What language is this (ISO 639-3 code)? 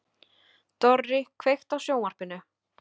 isl